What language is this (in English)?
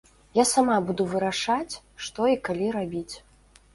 Belarusian